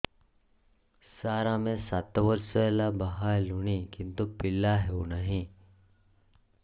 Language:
Odia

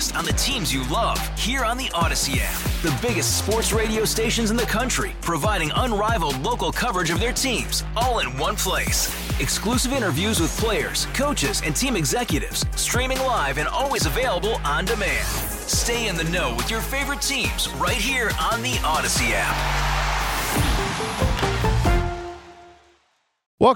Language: English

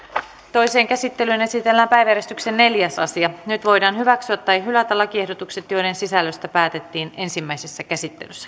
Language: Finnish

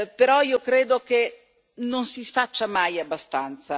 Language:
Italian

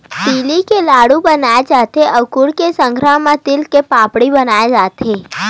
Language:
Chhattisgarhi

